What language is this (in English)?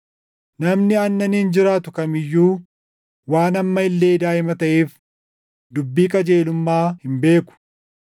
Oromo